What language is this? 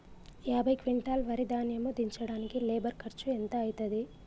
Telugu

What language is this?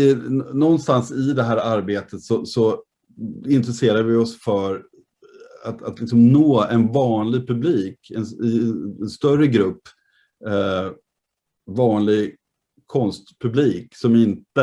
Swedish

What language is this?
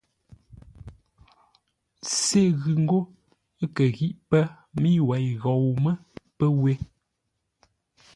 Ngombale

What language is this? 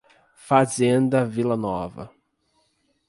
Portuguese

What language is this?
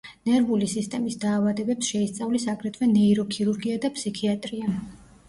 Georgian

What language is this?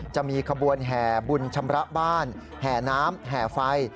Thai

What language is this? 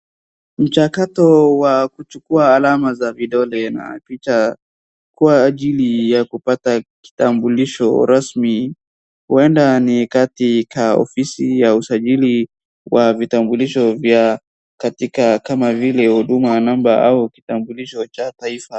Swahili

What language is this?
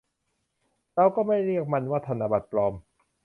Thai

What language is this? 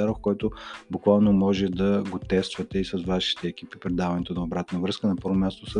Bulgarian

